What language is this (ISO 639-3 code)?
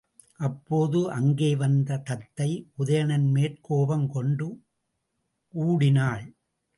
tam